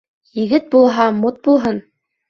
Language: Bashkir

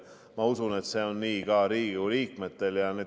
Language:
Estonian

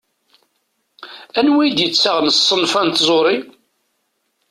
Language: Kabyle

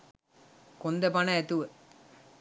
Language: Sinhala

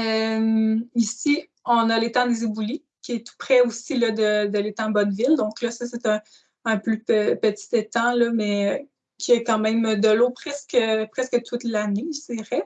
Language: French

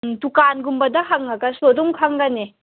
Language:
Manipuri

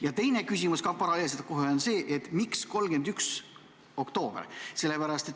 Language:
Estonian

